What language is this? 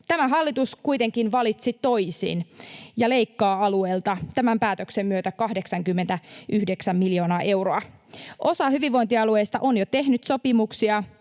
Finnish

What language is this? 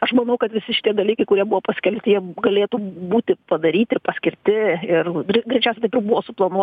Lithuanian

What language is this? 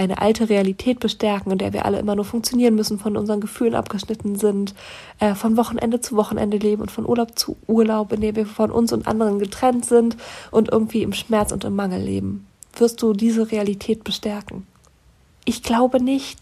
German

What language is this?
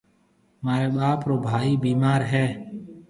Marwari (Pakistan)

